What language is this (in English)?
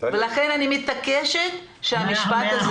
Hebrew